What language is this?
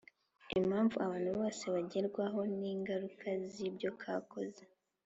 Kinyarwanda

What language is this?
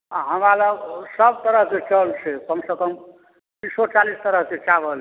Maithili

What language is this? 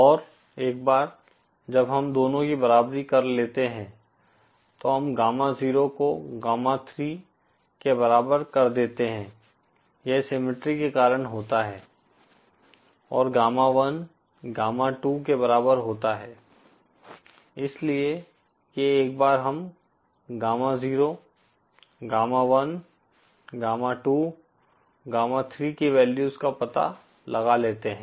Hindi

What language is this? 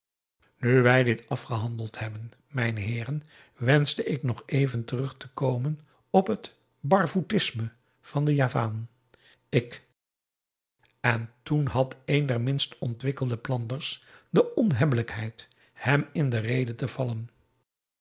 Dutch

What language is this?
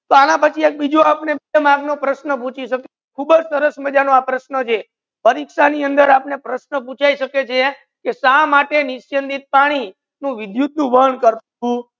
Gujarati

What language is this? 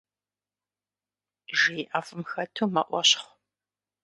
Kabardian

